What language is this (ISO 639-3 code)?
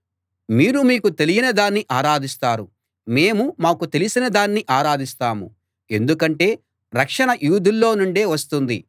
tel